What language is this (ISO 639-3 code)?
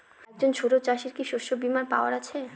ben